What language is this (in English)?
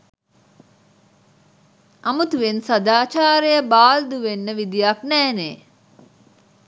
Sinhala